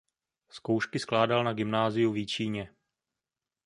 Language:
Czech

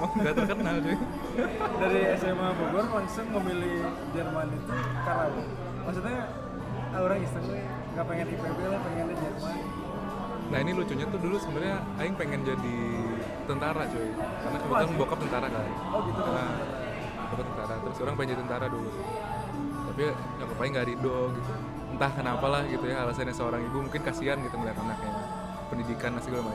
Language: Indonesian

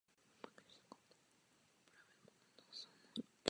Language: Czech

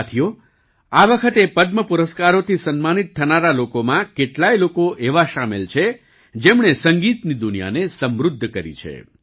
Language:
Gujarati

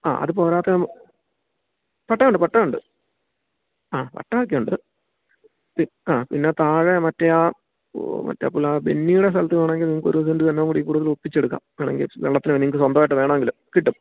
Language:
Malayalam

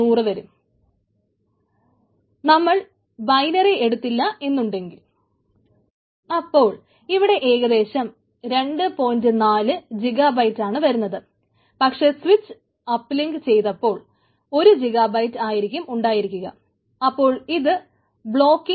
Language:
Malayalam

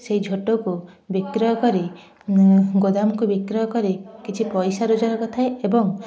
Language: Odia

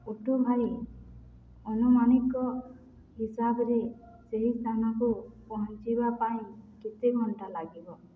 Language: Odia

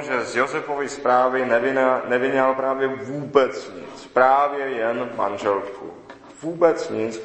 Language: Czech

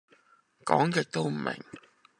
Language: Cantonese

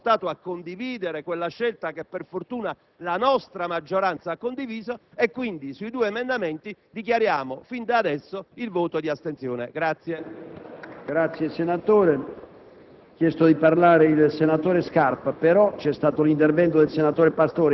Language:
Italian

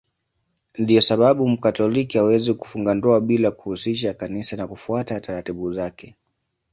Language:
Swahili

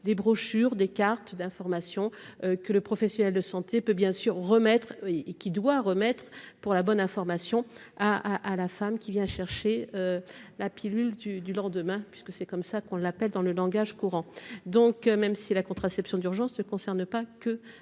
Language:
French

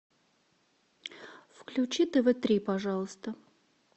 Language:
Russian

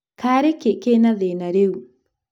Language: Kikuyu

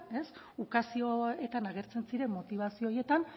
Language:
Basque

